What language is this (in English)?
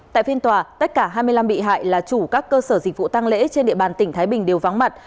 Vietnamese